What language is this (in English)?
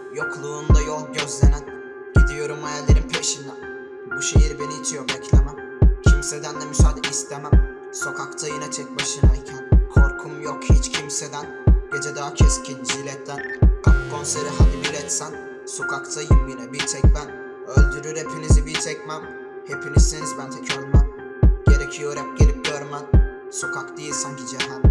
Turkish